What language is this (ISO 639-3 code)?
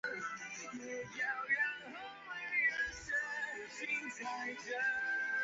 zho